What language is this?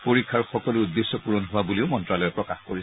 Assamese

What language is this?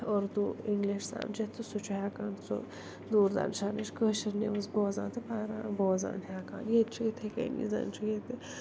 Kashmiri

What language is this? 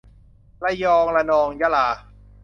Thai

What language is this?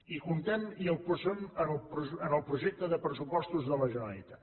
Catalan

